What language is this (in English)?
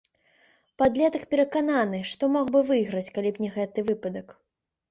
Belarusian